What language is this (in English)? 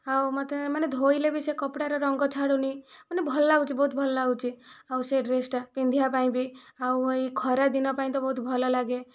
Odia